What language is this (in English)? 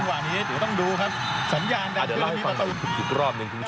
Thai